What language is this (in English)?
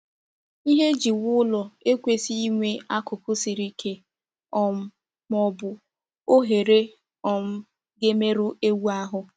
Igbo